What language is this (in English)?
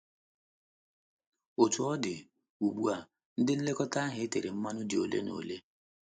Igbo